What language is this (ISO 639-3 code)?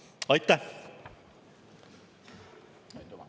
est